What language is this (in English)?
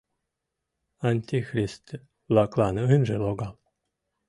Mari